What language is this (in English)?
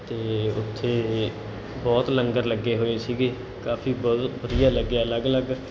Punjabi